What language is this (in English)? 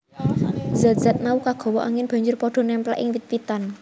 Javanese